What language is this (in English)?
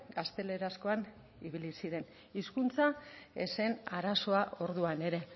Basque